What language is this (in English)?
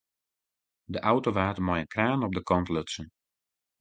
Western Frisian